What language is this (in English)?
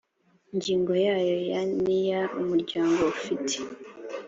Kinyarwanda